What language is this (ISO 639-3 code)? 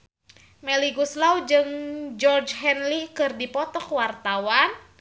sun